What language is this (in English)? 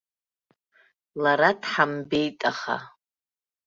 Abkhazian